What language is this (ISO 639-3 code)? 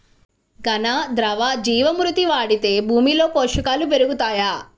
tel